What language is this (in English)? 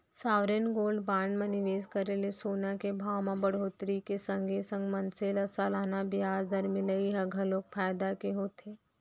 Chhattisgarhi